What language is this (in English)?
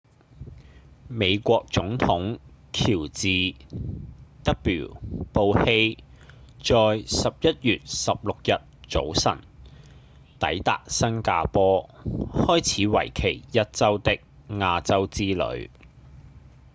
Cantonese